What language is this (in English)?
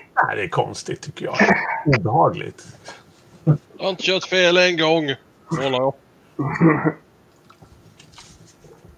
Swedish